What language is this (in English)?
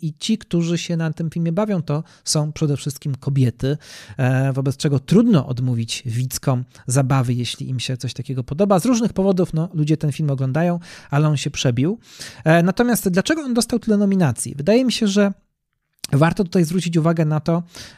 Polish